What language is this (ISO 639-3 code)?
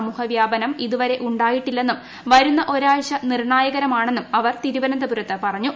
mal